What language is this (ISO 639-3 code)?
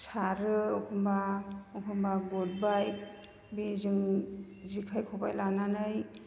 brx